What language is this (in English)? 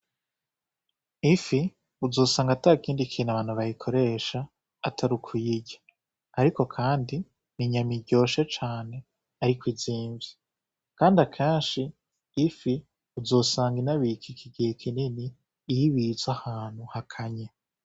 Rundi